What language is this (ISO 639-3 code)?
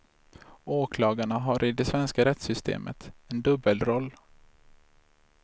swe